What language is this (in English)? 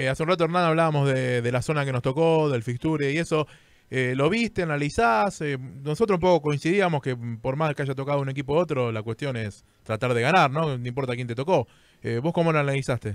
Spanish